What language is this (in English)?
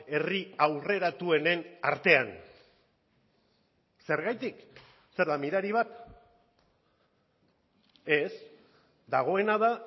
Basque